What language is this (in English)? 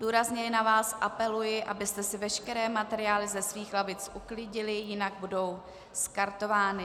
Czech